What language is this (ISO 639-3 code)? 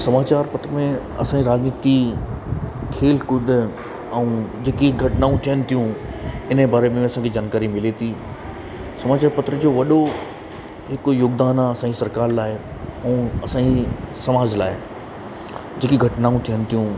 snd